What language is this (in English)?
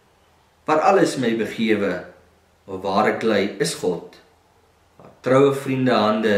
Dutch